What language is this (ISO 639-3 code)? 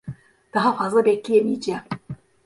tur